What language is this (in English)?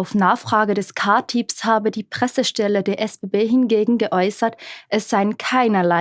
German